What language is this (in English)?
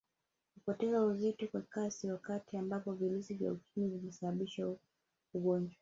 Swahili